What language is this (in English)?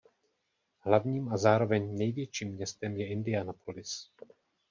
Czech